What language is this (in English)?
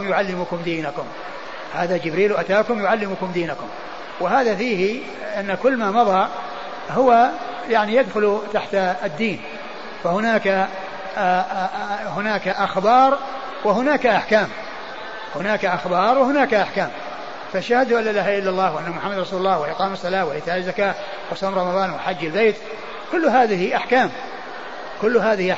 Arabic